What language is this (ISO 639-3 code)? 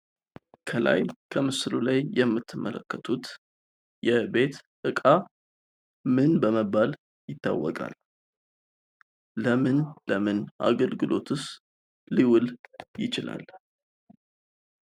amh